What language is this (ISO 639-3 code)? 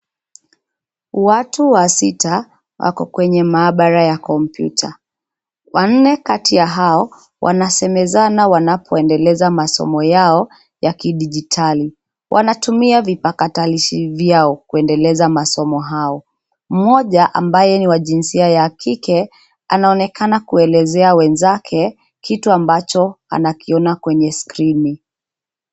swa